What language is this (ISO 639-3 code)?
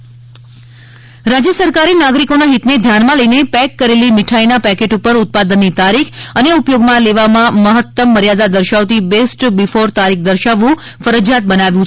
guj